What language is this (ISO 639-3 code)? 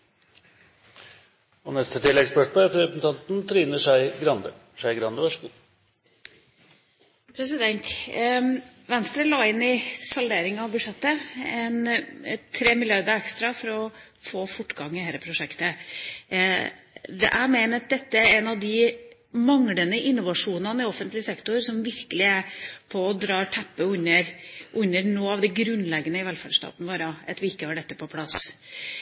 nor